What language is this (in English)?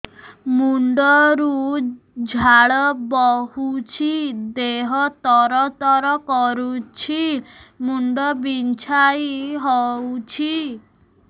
Odia